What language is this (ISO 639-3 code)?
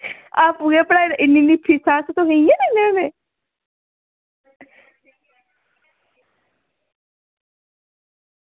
doi